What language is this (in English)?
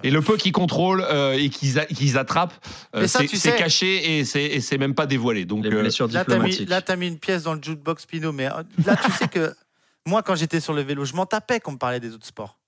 French